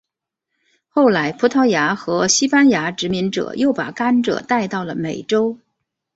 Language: Chinese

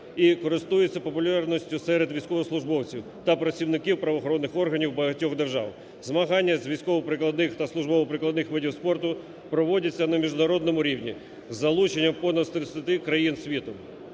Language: Ukrainian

